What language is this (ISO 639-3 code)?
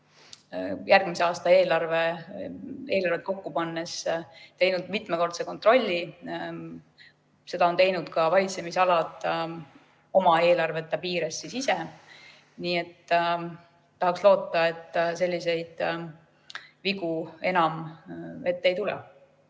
est